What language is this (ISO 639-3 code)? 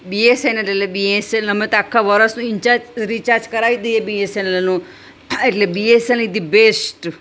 guj